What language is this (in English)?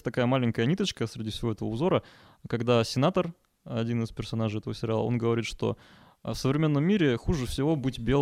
Russian